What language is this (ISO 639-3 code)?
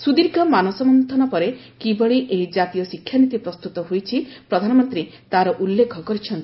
ori